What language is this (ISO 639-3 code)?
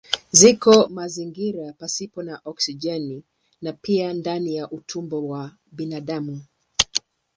swa